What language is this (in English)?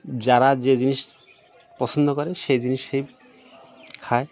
Bangla